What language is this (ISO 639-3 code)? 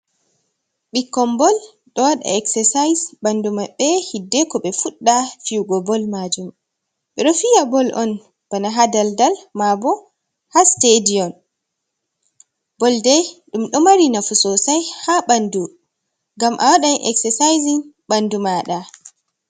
ful